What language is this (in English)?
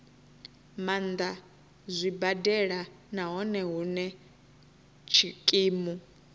Venda